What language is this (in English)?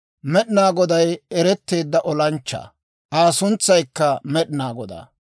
Dawro